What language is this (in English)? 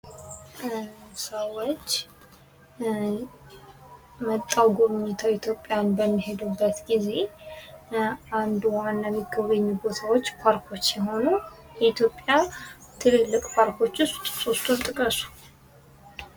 Amharic